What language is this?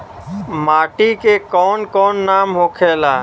Bhojpuri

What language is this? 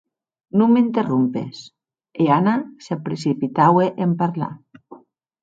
Occitan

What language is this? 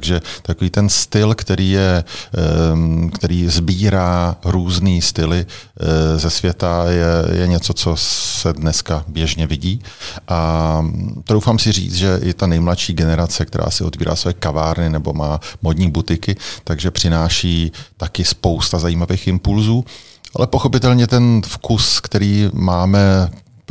Czech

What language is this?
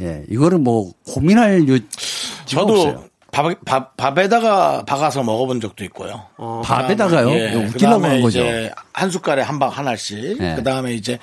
Korean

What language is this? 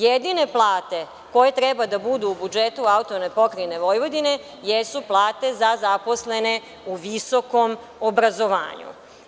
Serbian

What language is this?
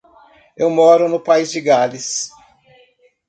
Portuguese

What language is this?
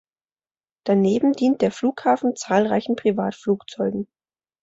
German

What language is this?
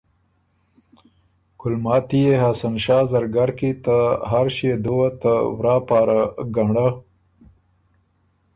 Ormuri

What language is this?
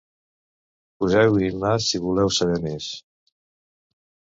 Catalan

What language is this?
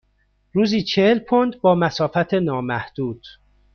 Persian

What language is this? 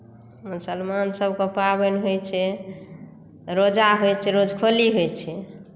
Maithili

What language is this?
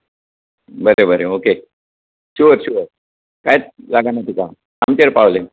Konkani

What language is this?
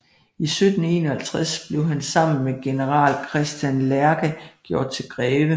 Danish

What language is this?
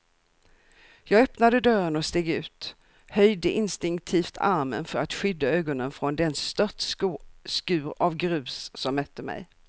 Swedish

